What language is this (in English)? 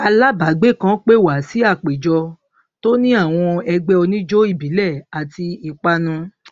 Yoruba